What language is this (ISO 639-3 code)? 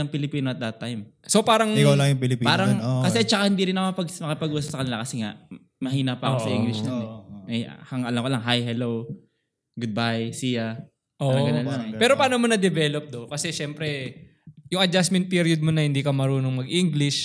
fil